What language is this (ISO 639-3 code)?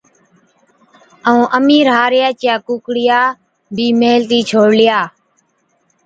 odk